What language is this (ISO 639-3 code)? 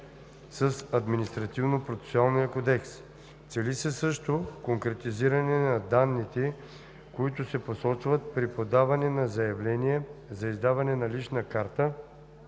bul